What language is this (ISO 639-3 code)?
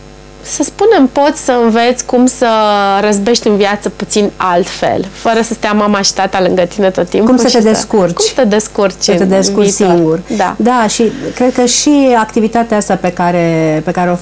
ron